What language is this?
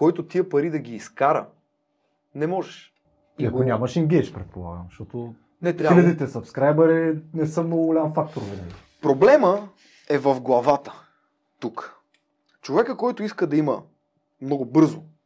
Bulgarian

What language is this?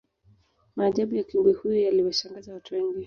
Swahili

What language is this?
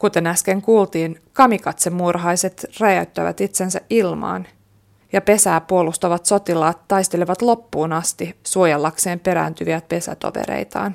Finnish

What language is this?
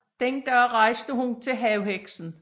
Danish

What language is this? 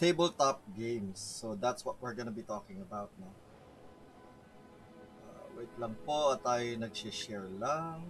Filipino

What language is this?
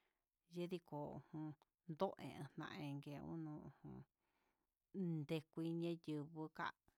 Huitepec Mixtec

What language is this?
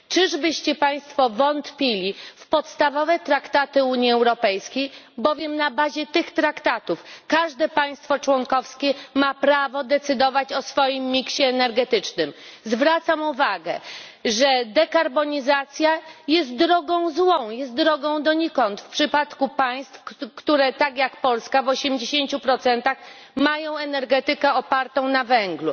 Polish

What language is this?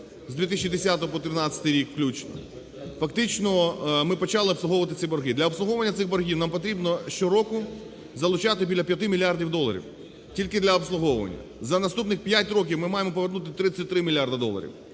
Ukrainian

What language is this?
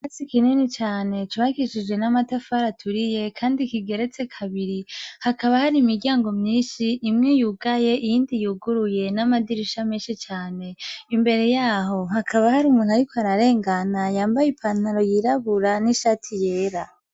Rundi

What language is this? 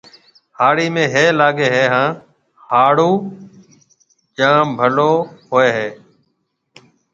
Marwari (Pakistan)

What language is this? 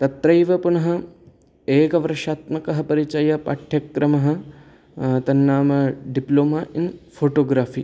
Sanskrit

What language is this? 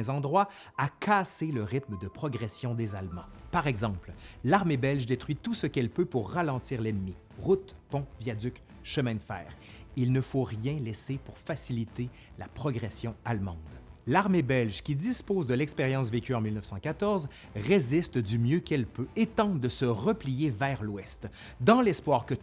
French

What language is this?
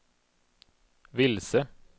Swedish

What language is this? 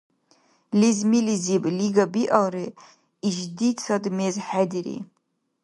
Dargwa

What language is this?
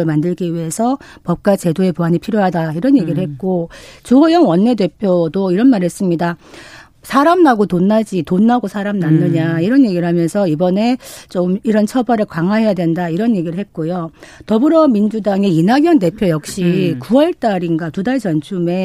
Korean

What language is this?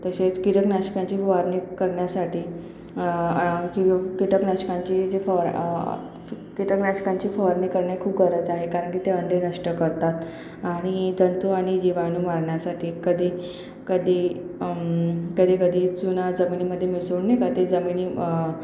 Marathi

